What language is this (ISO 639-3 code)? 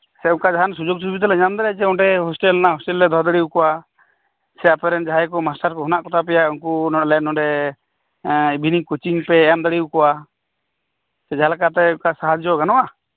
sat